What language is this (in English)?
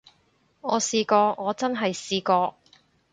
Cantonese